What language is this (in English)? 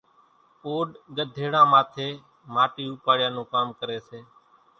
Kachi Koli